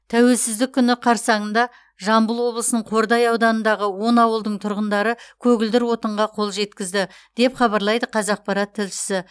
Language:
Kazakh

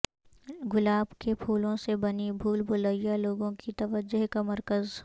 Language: Urdu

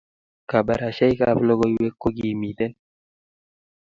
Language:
Kalenjin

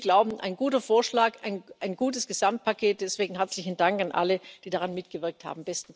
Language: German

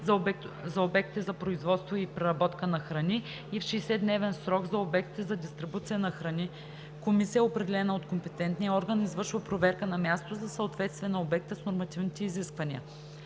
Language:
Bulgarian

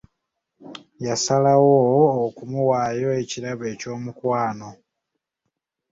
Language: Ganda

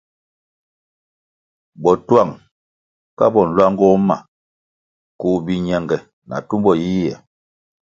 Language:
Kwasio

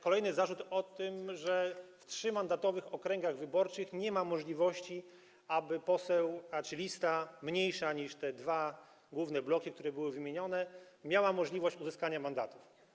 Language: Polish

